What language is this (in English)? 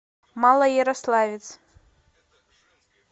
Russian